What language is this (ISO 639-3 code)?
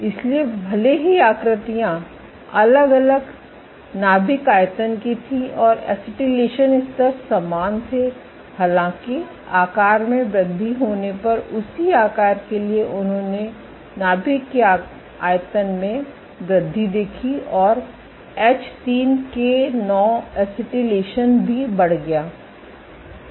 hin